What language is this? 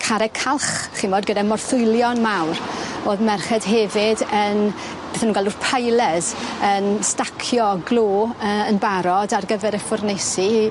Welsh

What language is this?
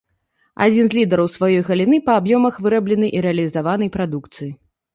Belarusian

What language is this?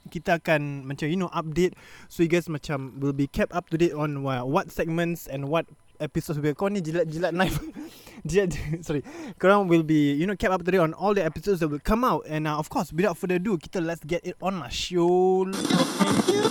Malay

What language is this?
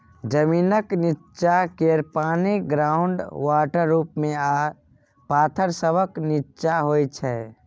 Maithili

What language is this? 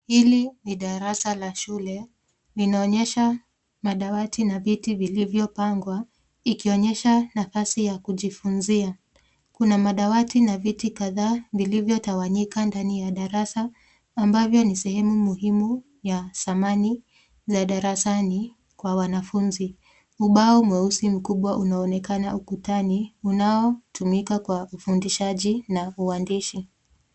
Swahili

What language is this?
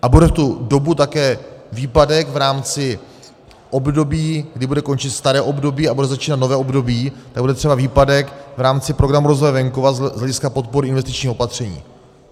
Czech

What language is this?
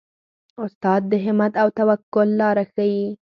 Pashto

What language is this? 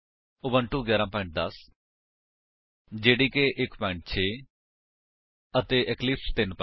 Punjabi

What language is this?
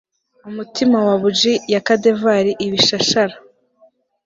Kinyarwanda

